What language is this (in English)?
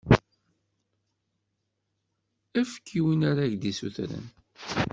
Kabyle